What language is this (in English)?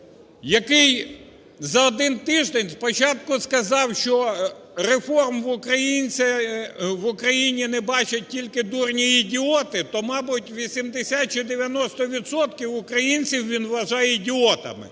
Ukrainian